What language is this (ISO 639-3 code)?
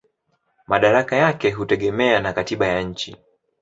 swa